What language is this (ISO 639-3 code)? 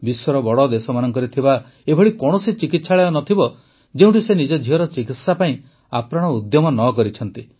ori